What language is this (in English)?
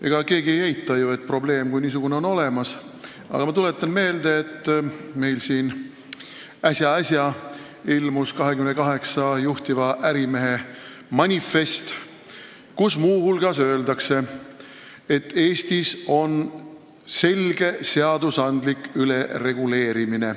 Estonian